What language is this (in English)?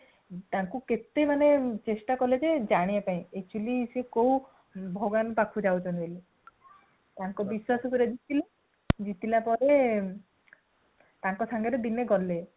Odia